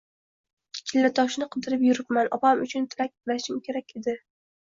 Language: Uzbek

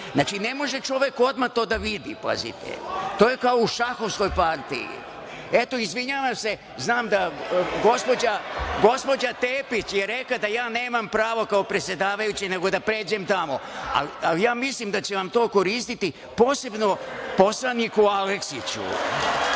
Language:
Serbian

